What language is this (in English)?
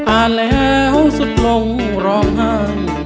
Thai